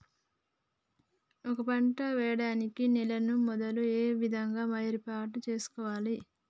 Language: Telugu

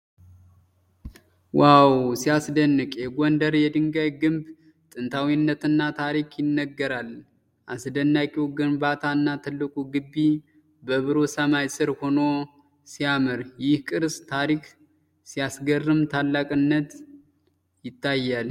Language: Amharic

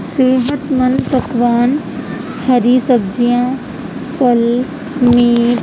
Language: Urdu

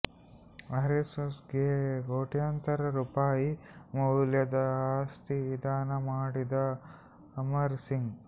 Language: Kannada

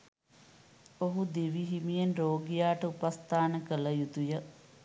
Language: Sinhala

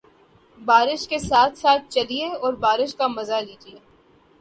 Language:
Urdu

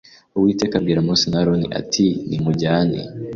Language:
Kinyarwanda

